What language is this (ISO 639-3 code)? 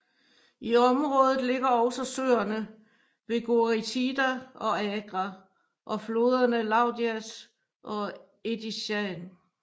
dan